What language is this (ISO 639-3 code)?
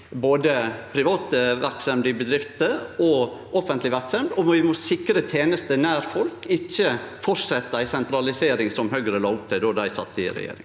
nor